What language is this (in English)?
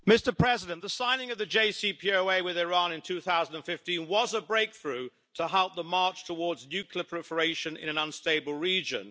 English